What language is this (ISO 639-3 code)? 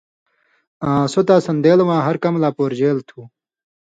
mvy